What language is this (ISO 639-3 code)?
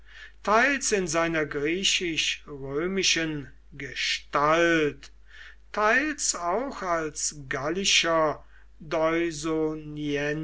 deu